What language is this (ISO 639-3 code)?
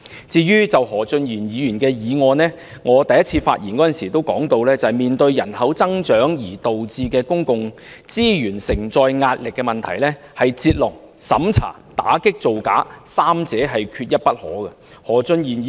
yue